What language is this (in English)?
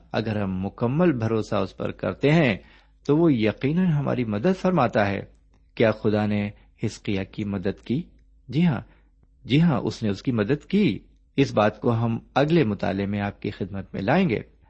Urdu